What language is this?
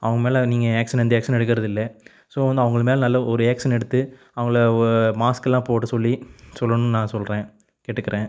Tamil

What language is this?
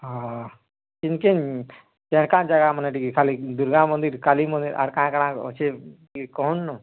Odia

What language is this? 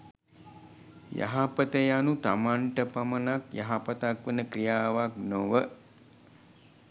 Sinhala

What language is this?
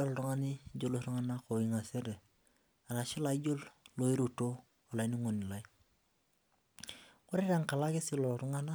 Masai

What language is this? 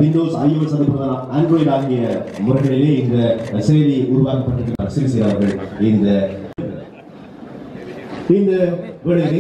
Arabic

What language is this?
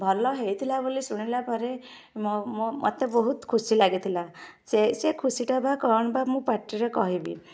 Odia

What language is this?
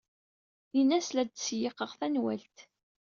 Kabyle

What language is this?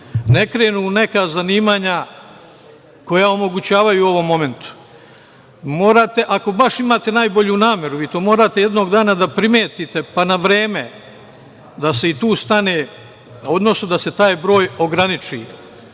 Serbian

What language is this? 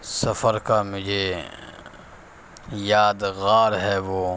Urdu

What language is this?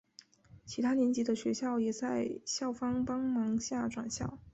Chinese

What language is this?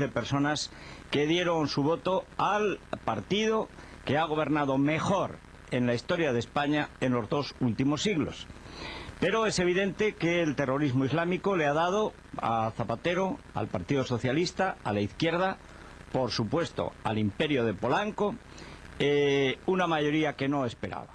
Spanish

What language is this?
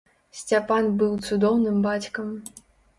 Belarusian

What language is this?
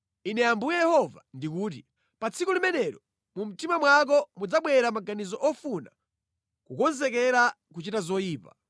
Nyanja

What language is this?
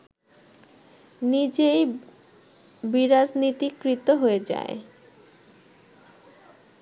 Bangla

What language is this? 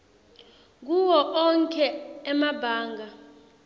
Swati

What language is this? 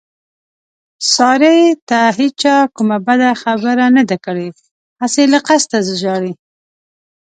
Pashto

